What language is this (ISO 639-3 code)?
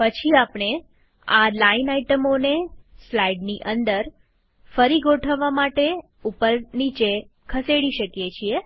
guj